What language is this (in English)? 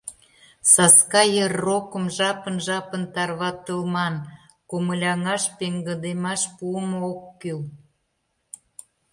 Mari